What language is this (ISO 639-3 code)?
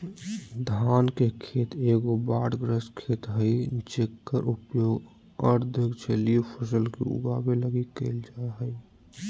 mag